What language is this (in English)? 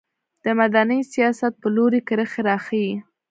Pashto